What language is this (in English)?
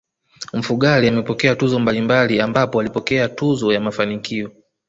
Swahili